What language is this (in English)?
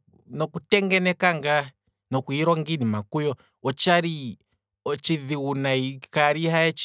Kwambi